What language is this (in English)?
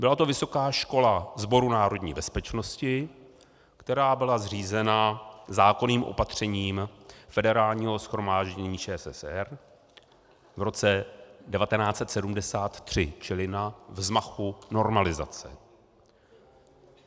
Czech